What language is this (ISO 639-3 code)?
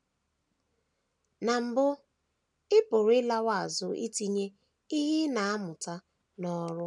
ibo